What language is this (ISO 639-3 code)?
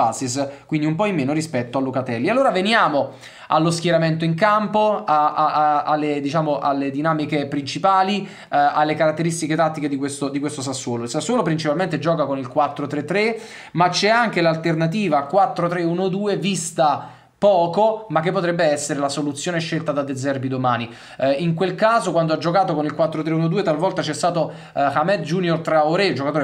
ita